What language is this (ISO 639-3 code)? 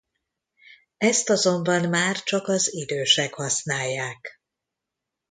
hun